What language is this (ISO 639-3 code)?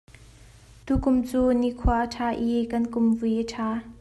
cnh